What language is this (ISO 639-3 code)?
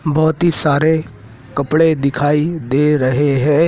hin